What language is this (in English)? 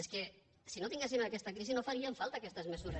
Catalan